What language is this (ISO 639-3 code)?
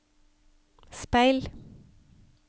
nor